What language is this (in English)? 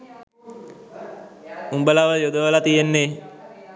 Sinhala